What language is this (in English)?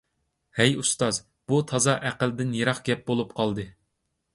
Uyghur